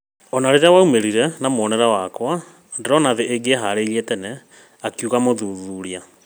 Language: Kikuyu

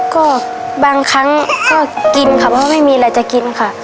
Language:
Thai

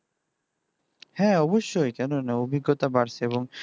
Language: Bangla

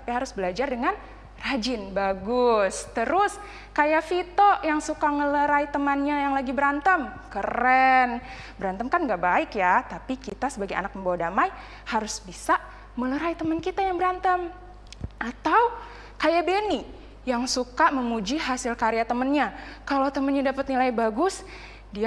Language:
Indonesian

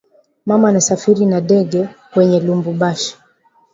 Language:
Swahili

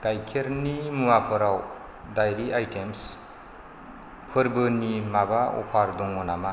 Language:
Bodo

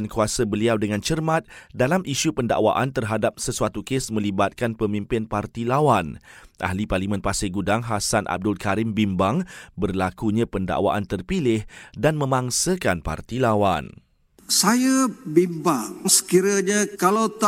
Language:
Malay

